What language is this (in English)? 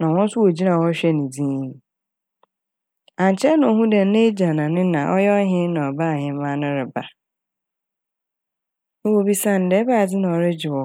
Akan